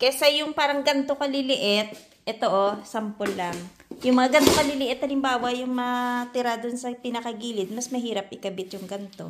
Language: Filipino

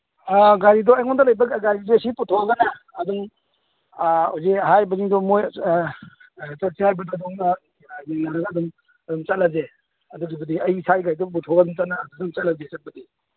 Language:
Manipuri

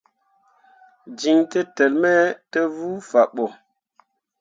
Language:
Mundang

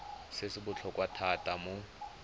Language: Tswana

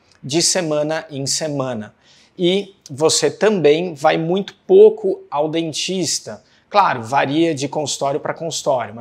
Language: Portuguese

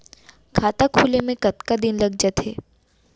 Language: Chhattisgarhi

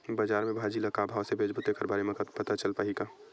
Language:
Chhattisgarhi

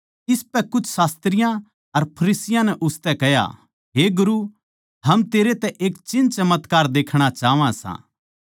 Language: Haryanvi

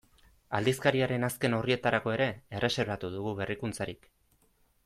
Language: Basque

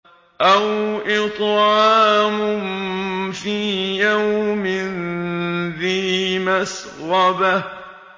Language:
Arabic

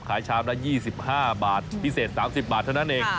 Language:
Thai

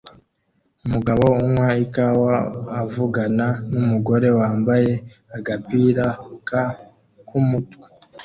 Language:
Kinyarwanda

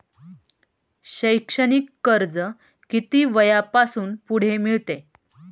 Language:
Marathi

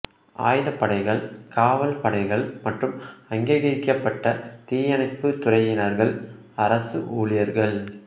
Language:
Tamil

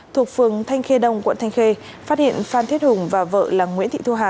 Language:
Vietnamese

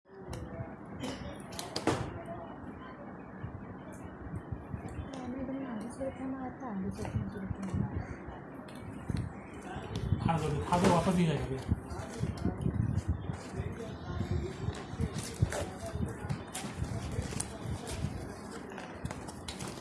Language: Hindi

